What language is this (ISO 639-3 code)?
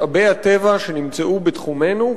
heb